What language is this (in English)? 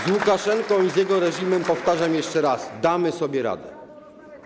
Polish